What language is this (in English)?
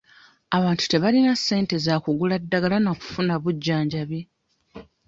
Ganda